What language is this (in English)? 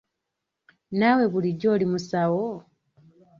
Ganda